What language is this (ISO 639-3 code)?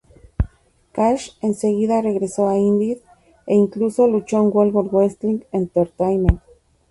spa